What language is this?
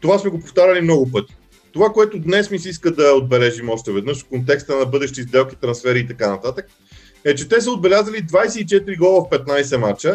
Bulgarian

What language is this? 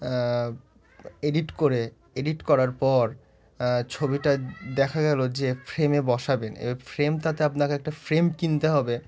Bangla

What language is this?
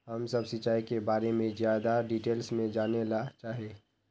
Magahi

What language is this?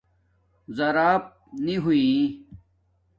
Domaaki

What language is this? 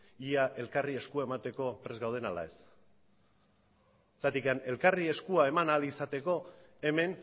Basque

